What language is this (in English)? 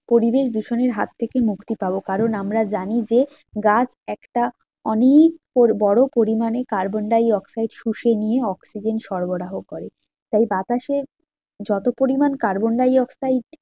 Bangla